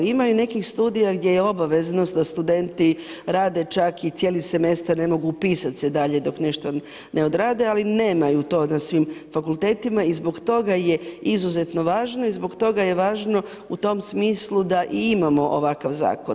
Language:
Croatian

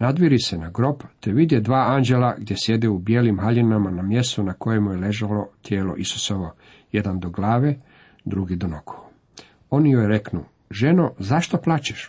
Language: Croatian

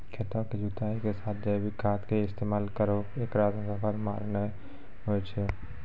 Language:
Maithili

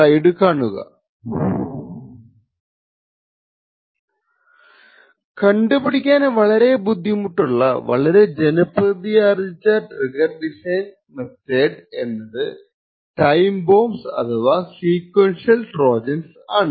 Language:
Malayalam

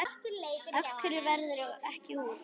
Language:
Icelandic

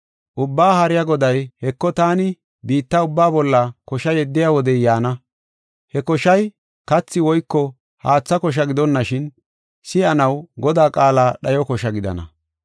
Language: Gofa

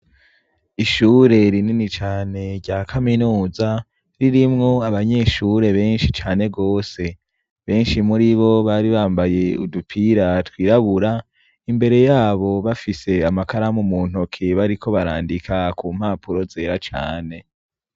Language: Rundi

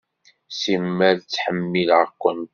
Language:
Kabyle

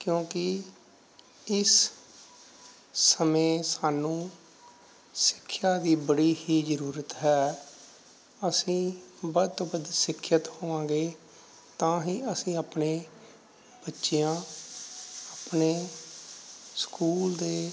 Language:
Punjabi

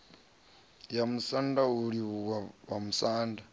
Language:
Venda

